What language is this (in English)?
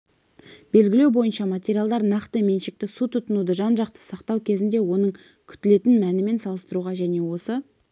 Kazakh